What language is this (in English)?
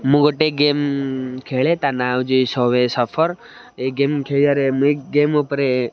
Odia